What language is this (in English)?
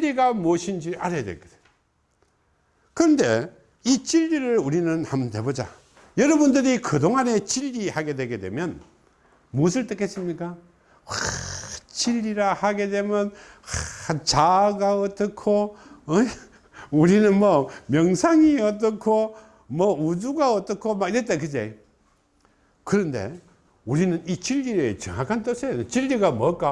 Korean